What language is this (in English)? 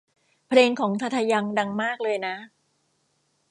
Thai